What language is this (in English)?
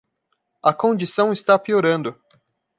Portuguese